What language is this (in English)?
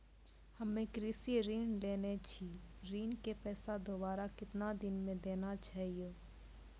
Maithili